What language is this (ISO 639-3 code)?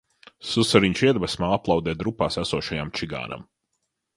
lav